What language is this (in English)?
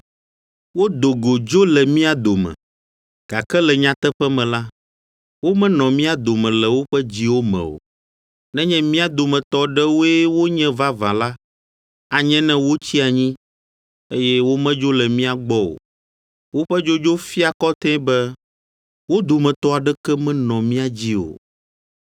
Ewe